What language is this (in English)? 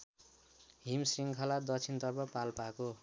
Nepali